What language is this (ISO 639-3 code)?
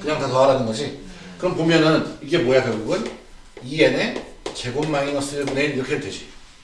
kor